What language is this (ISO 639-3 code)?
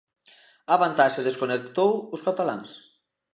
glg